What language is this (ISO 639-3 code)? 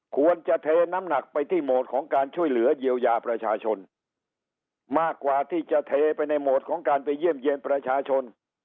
tha